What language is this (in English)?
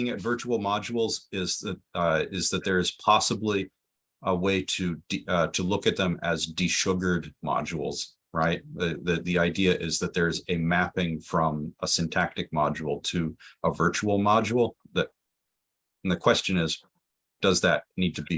English